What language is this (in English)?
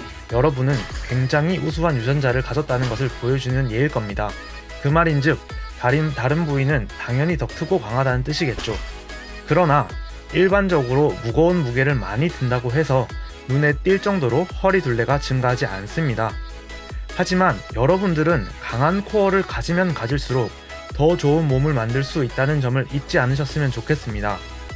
Korean